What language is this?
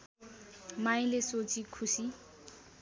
Nepali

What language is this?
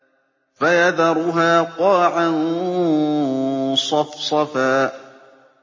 Arabic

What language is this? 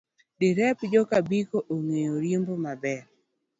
Luo (Kenya and Tanzania)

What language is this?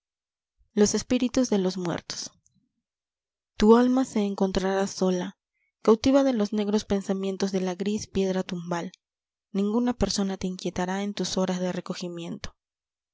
Spanish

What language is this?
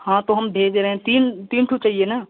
Hindi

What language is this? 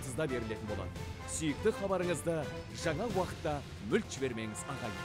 Turkish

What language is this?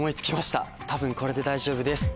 Japanese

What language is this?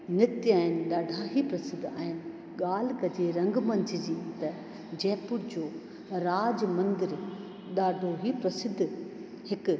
Sindhi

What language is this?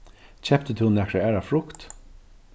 Faroese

